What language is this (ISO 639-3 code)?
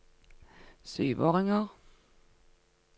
nor